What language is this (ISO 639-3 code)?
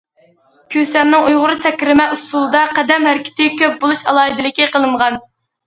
uig